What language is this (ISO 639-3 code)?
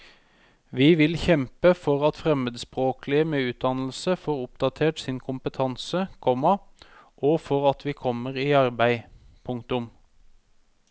nor